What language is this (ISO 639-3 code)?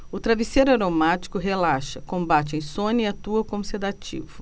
por